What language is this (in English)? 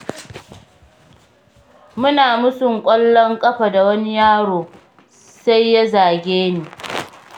Hausa